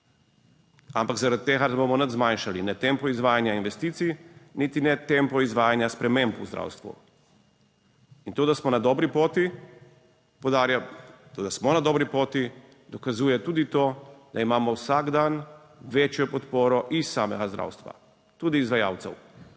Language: Slovenian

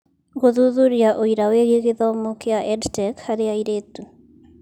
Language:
Kikuyu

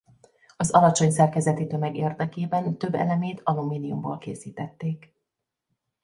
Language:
Hungarian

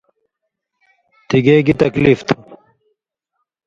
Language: Indus Kohistani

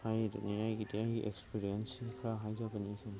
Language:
Manipuri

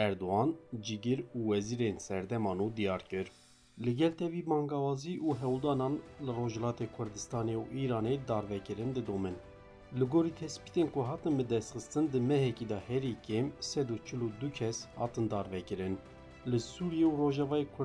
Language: Turkish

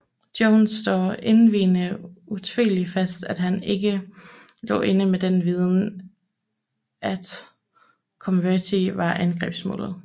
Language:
Danish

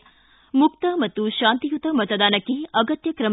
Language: Kannada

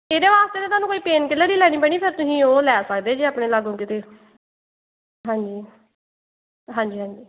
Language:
Punjabi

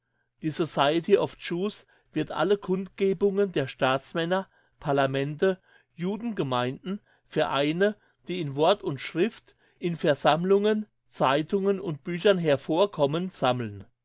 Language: German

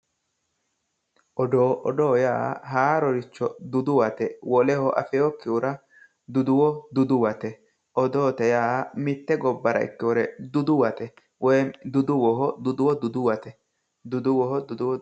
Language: Sidamo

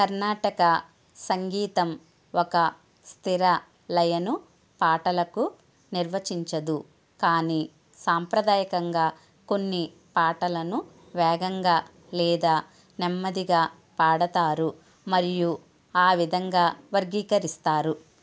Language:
Telugu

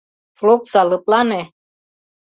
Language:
Mari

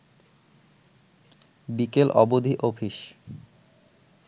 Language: Bangla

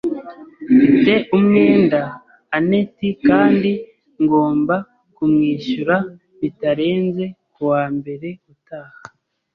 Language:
Kinyarwanda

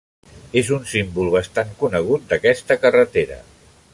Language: Catalan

